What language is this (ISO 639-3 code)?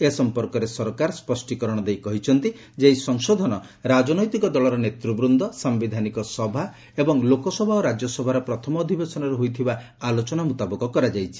ori